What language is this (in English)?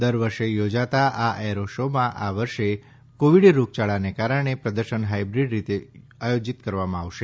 Gujarati